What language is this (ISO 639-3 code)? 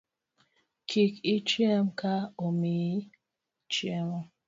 luo